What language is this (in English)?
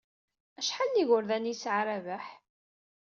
Kabyle